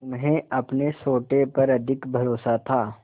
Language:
Hindi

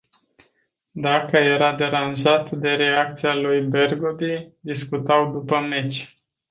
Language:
Romanian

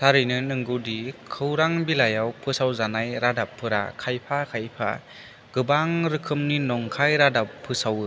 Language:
Bodo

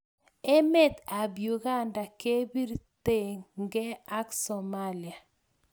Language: Kalenjin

